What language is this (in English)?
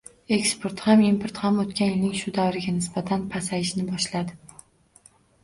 Uzbek